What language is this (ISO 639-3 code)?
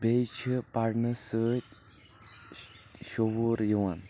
kas